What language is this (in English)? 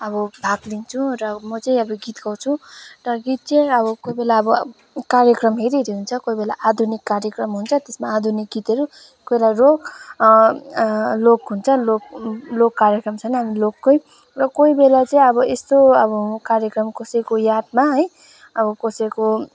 Nepali